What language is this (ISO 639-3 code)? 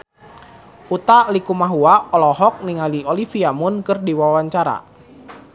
sun